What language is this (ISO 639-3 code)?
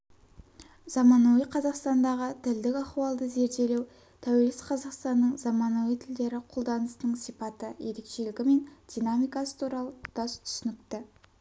kaz